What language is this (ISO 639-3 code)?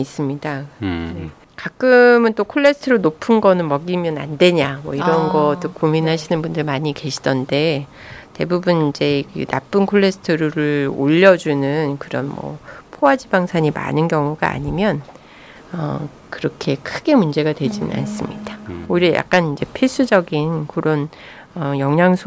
kor